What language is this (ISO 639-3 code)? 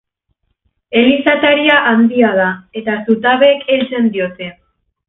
eus